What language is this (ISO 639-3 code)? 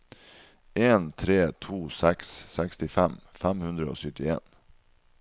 nor